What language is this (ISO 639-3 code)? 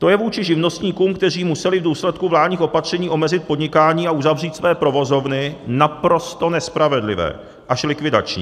ces